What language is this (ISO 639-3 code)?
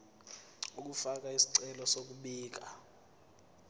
zul